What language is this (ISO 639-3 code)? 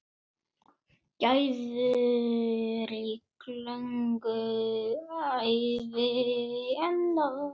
isl